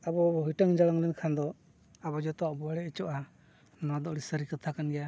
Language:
Santali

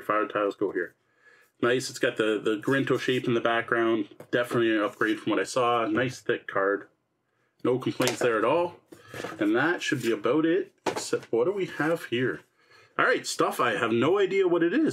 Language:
English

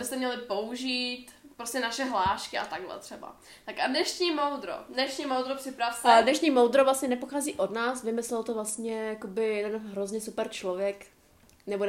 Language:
Czech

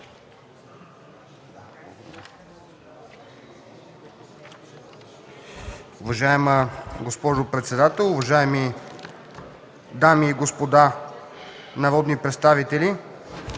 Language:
Bulgarian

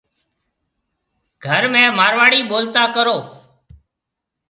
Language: Marwari (Pakistan)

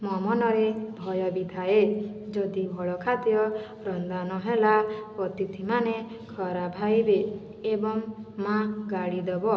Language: Odia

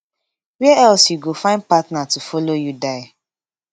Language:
Nigerian Pidgin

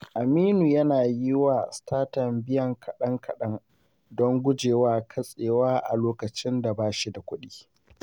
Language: Hausa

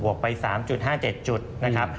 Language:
Thai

